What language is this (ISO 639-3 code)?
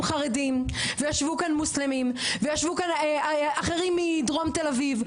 heb